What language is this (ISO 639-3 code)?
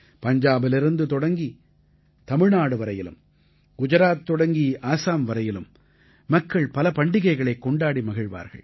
tam